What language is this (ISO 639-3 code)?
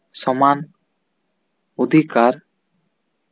sat